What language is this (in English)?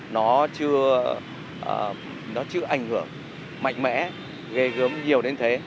Vietnamese